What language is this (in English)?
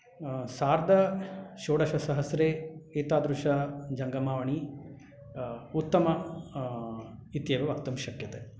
Sanskrit